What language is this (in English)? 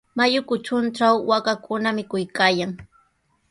Sihuas Ancash Quechua